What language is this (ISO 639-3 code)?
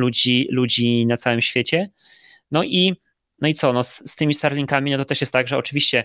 pol